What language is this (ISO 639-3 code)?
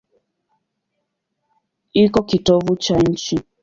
swa